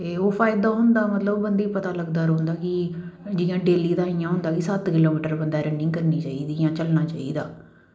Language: Dogri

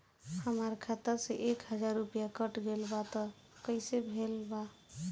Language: Bhojpuri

